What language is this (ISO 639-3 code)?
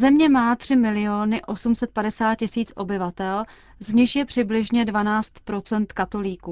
ces